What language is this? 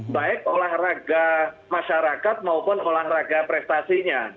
Indonesian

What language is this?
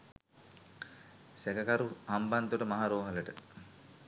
Sinhala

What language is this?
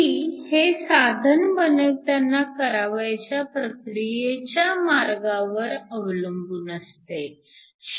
Marathi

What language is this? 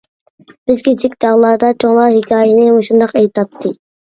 Uyghur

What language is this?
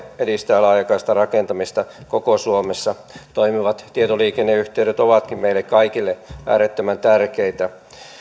Finnish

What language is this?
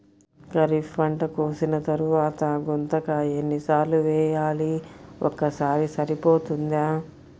Telugu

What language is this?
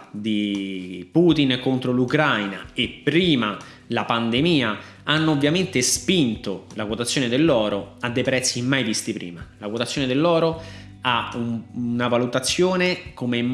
Italian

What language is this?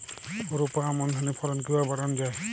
Bangla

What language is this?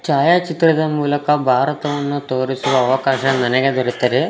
Kannada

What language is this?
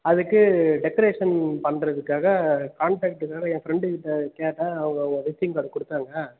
Tamil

